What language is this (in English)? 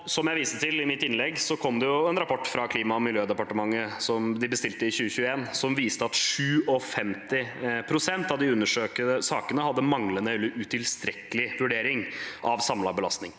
Norwegian